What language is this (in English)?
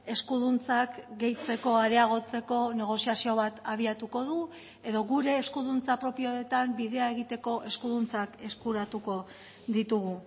Basque